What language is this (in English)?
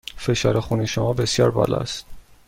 Persian